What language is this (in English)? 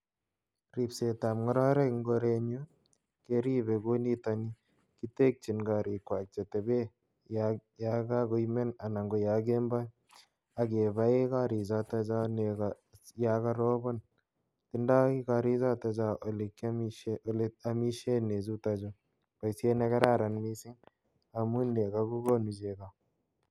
Kalenjin